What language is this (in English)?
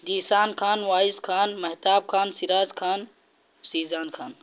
Urdu